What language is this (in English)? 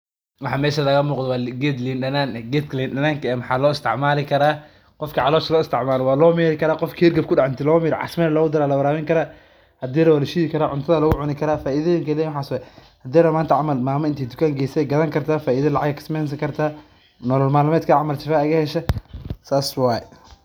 Somali